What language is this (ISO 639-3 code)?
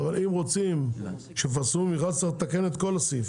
heb